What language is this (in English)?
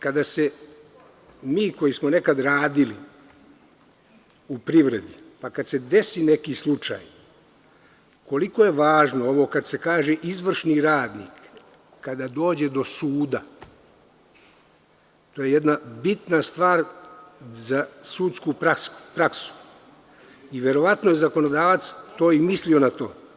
Serbian